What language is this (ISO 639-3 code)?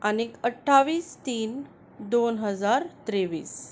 kok